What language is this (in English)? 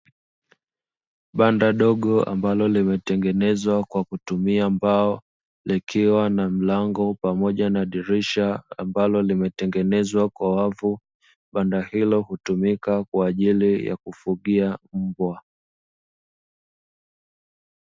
Swahili